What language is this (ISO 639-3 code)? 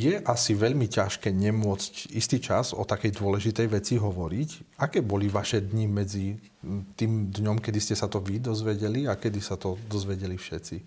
slk